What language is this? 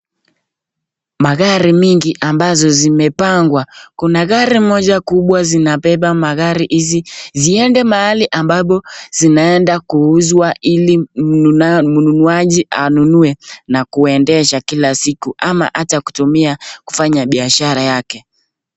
Swahili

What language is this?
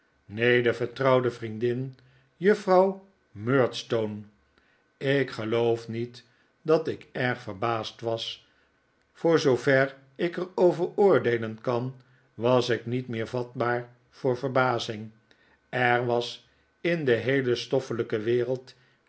Dutch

